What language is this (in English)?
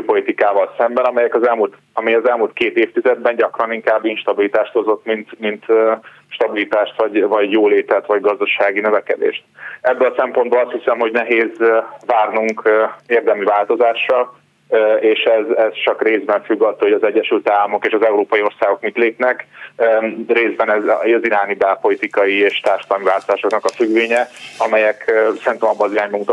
Hungarian